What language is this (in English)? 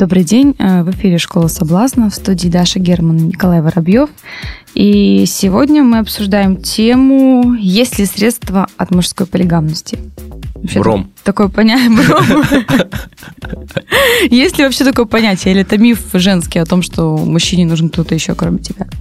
Russian